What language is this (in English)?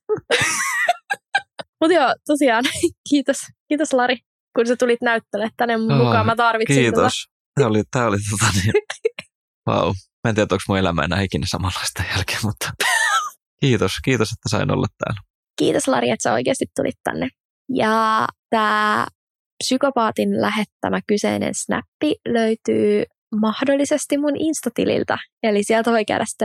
Finnish